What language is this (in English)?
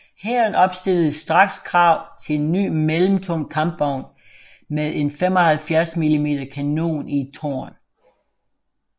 Danish